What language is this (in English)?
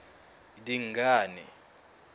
Southern Sotho